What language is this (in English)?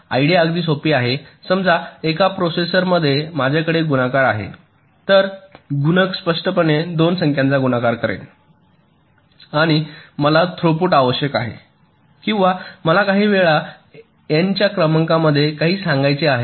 Marathi